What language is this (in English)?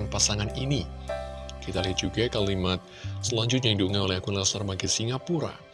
Indonesian